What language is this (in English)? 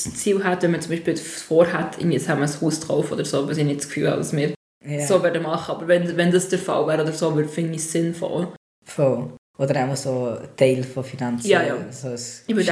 German